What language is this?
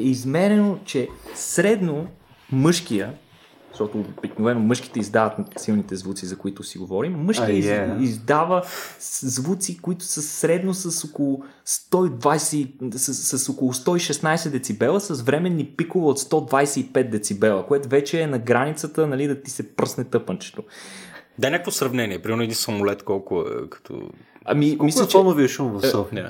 Bulgarian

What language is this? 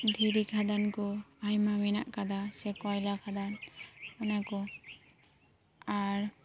Santali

